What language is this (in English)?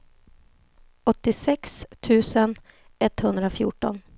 Swedish